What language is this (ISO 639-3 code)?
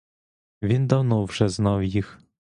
ukr